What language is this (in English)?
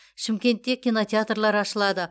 Kazakh